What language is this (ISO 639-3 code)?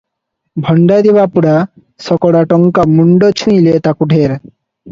ori